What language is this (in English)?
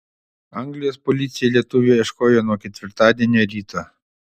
Lithuanian